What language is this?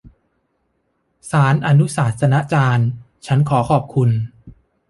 Thai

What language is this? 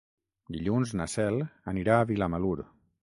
Catalan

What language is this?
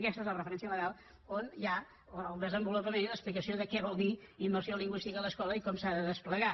Catalan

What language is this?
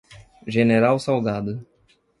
Portuguese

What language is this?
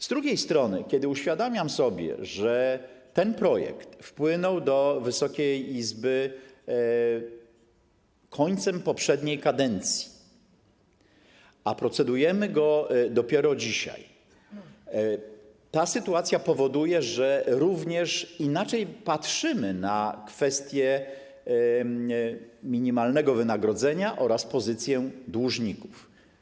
Polish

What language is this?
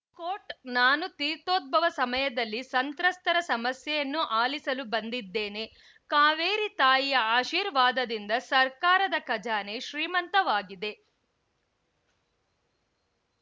Kannada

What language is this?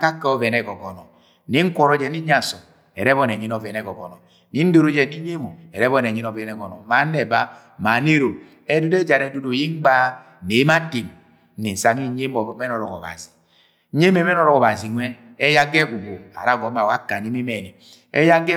Agwagwune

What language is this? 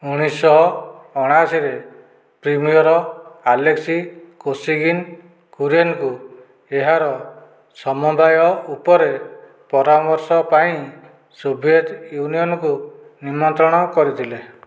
Odia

